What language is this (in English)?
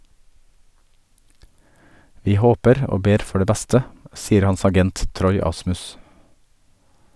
Norwegian